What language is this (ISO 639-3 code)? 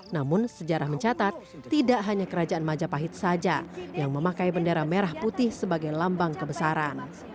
ind